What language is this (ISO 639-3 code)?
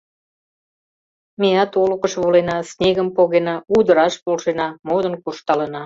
chm